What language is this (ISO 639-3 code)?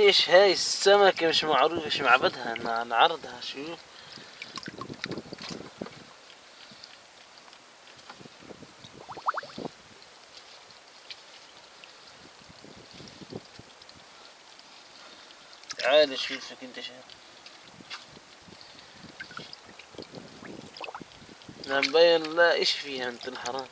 ara